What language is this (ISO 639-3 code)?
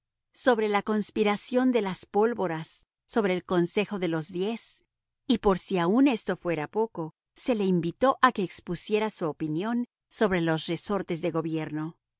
spa